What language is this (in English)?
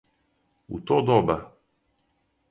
Serbian